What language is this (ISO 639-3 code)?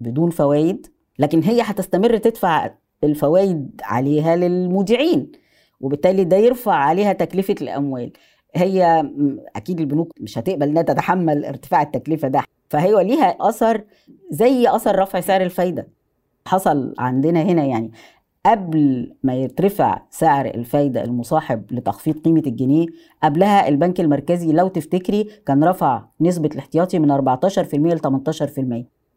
ara